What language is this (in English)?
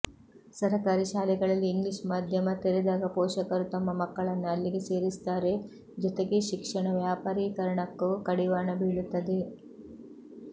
Kannada